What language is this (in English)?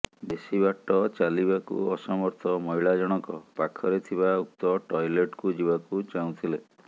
Odia